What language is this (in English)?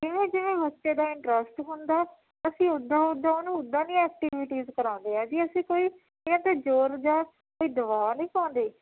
Punjabi